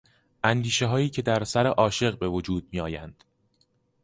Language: Persian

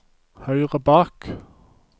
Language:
Norwegian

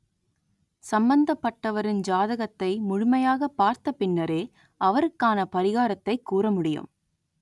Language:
Tamil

